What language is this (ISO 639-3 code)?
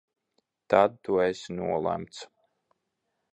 lav